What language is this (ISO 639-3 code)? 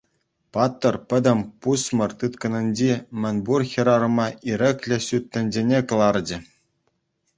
chv